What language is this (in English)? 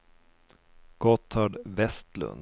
Swedish